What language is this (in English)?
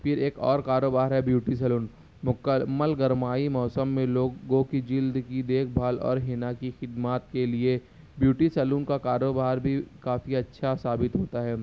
Urdu